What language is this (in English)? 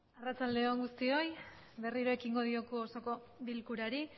Basque